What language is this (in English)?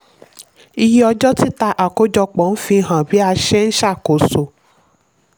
Yoruba